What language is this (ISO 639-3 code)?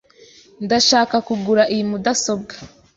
kin